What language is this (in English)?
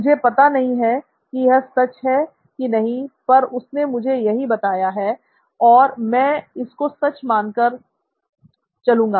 Hindi